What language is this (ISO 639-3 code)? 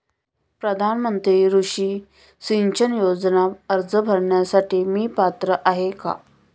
mar